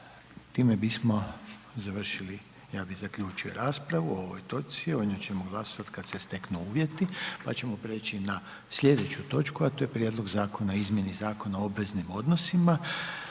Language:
Croatian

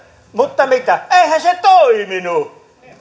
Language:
Finnish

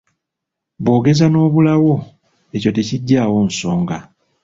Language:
Ganda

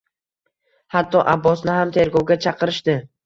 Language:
Uzbek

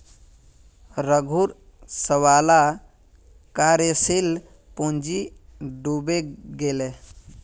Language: Magahi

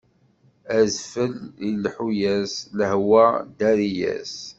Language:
Kabyle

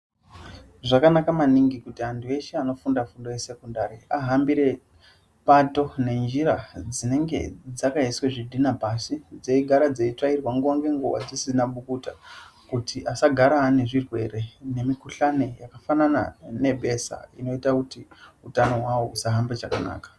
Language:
Ndau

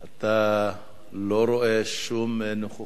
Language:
Hebrew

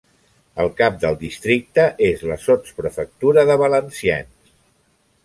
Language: Catalan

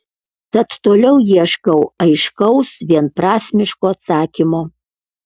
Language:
Lithuanian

